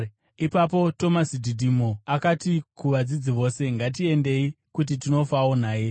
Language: Shona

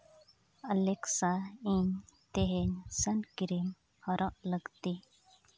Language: Santali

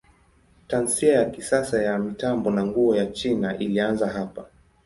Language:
Swahili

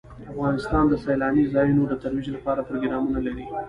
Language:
Pashto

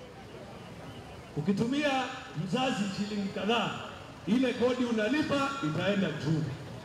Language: Arabic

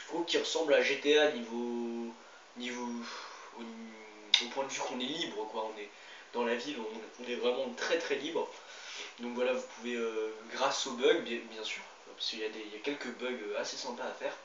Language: French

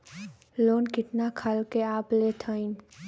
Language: Bhojpuri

